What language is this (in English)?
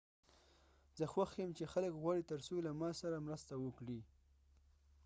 Pashto